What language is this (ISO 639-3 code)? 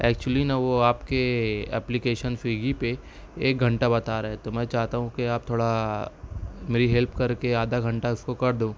urd